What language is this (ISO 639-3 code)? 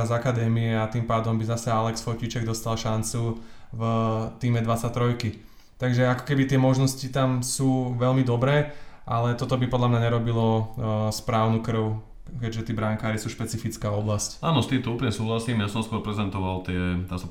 slk